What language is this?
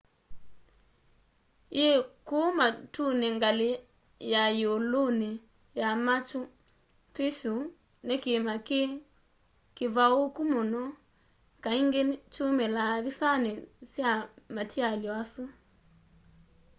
Kamba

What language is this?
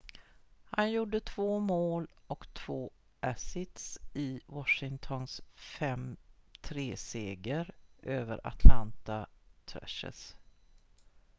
Swedish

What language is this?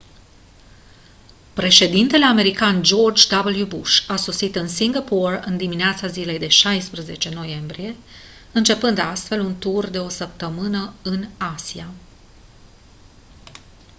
Romanian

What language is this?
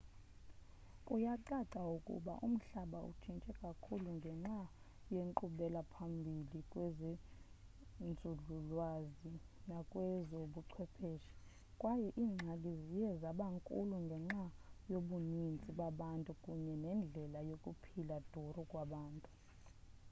Xhosa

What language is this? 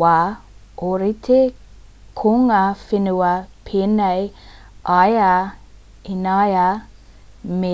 Māori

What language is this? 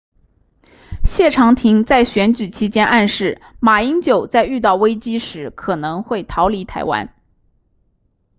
Chinese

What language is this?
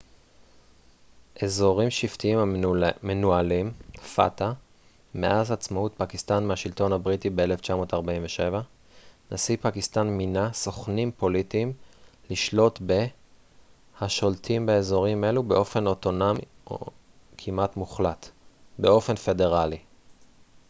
Hebrew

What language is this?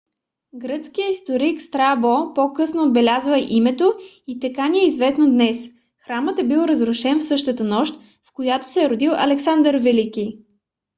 Bulgarian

